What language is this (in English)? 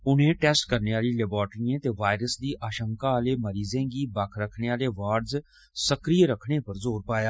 Dogri